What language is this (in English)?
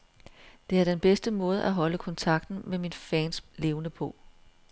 Danish